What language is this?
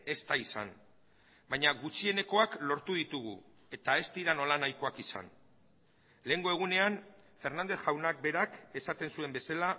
Basque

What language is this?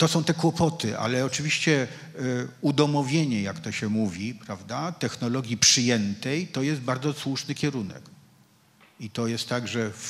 Polish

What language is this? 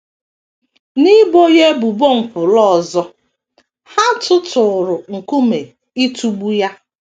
Igbo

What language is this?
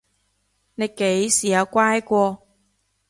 Cantonese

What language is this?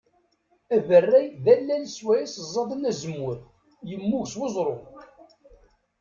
Kabyle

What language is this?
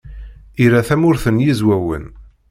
Kabyle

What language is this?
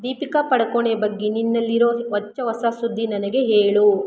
Kannada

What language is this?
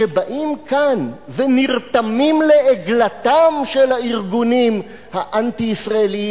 Hebrew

